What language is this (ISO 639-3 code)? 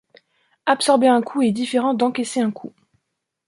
fra